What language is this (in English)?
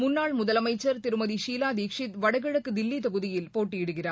Tamil